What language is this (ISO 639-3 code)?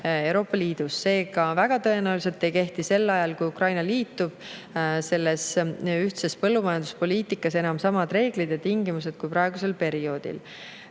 est